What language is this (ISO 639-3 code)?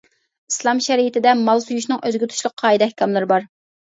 uig